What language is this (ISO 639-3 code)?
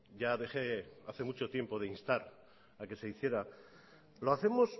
spa